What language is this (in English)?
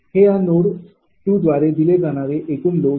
Marathi